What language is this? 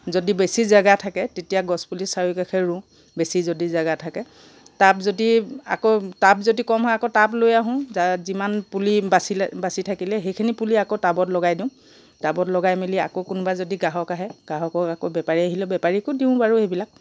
Assamese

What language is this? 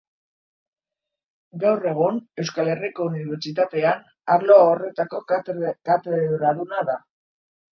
Basque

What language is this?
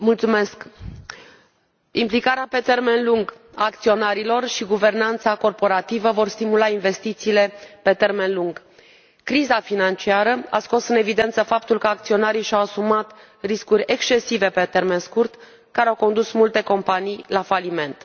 Romanian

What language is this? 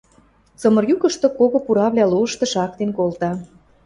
Western Mari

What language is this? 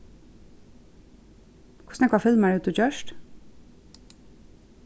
Faroese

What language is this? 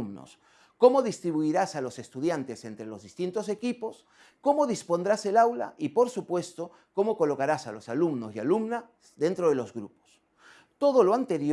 Spanish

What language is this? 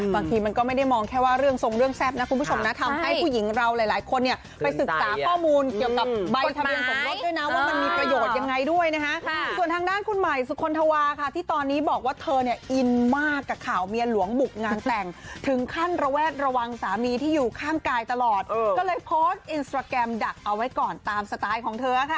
Thai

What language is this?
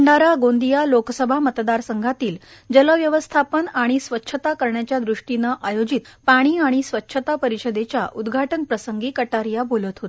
Marathi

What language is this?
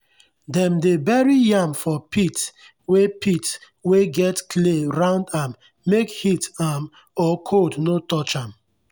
Nigerian Pidgin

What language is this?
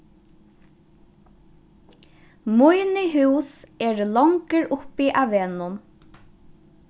Faroese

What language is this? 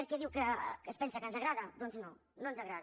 Catalan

